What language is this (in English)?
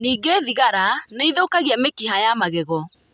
Kikuyu